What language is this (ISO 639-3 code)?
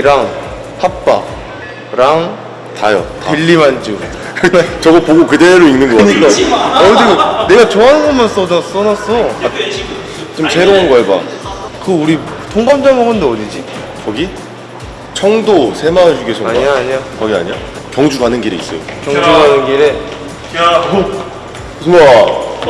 kor